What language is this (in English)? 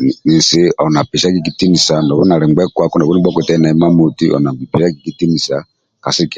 Amba (Uganda)